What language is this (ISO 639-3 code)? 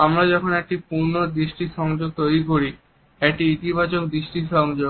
ben